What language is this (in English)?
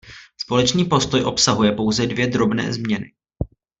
Czech